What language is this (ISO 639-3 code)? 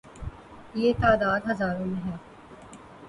urd